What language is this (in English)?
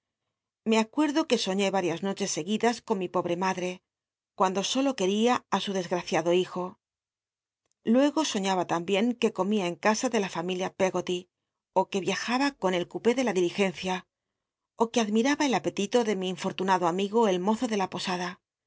Spanish